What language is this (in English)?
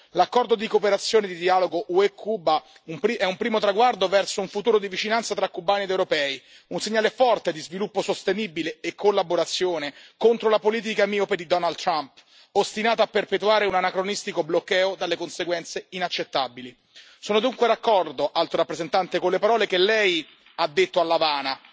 Italian